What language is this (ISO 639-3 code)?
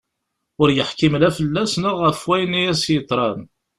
kab